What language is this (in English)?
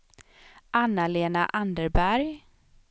Swedish